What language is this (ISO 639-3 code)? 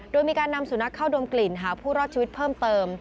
tha